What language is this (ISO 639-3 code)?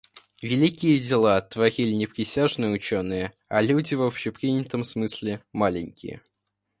rus